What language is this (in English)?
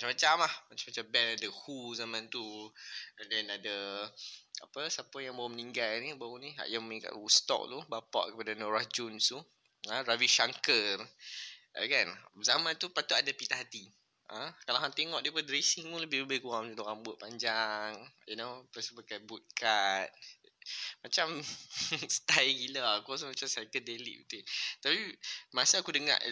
Malay